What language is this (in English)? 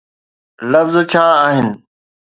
Sindhi